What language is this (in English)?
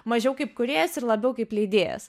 Lithuanian